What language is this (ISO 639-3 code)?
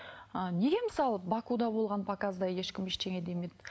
kaz